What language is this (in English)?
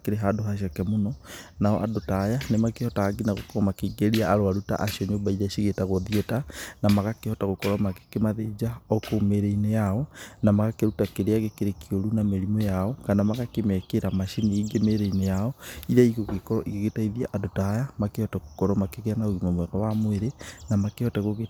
Kikuyu